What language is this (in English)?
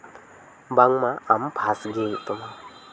Santali